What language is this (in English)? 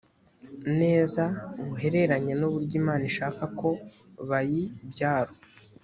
Kinyarwanda